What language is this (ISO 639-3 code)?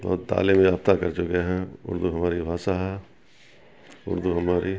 urd